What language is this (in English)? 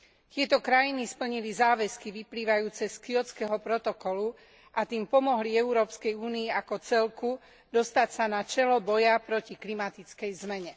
Slovak